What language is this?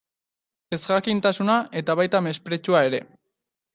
Basque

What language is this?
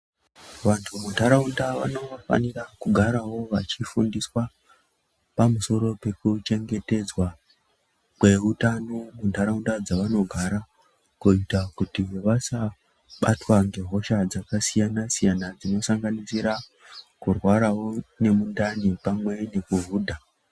Ndau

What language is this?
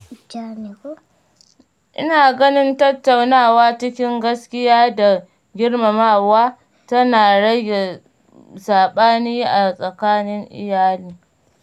Hausa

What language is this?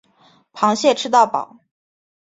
Chinese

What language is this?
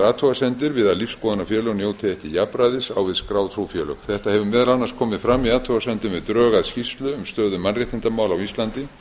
Icelandic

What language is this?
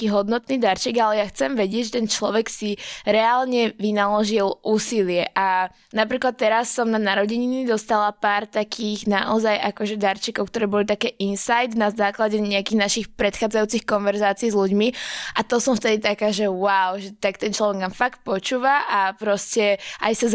Slovak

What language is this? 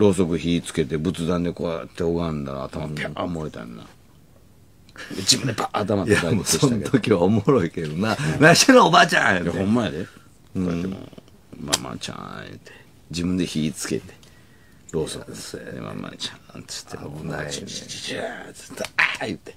Japanese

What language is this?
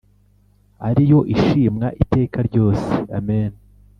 Kinyarwanda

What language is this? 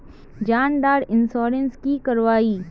Magahi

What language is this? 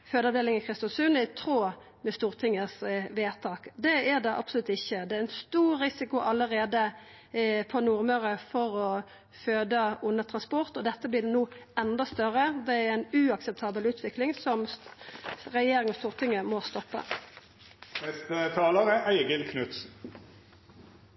Norwegian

